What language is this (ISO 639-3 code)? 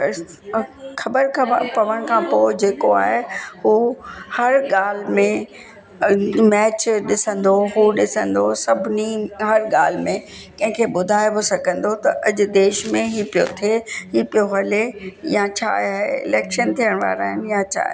snd